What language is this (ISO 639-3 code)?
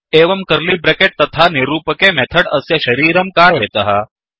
san